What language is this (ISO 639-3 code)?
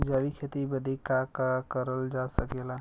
bho